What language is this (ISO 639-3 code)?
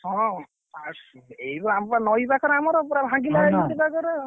ori